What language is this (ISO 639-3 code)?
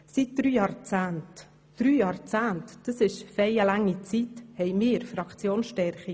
gsw